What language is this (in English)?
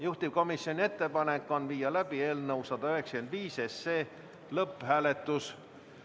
Estonian